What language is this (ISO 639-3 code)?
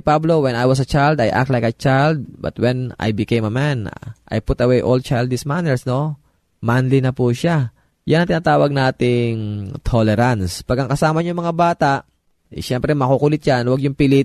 fil